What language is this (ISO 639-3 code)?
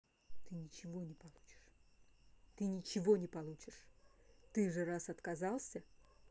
rus